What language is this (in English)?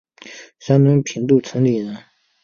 Chinese